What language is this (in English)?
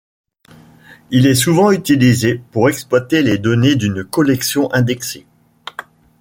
French